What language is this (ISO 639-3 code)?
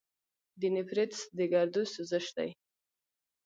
pus